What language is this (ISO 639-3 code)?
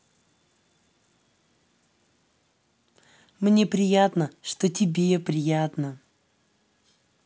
rus